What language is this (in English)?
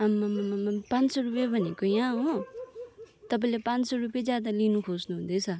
Nepali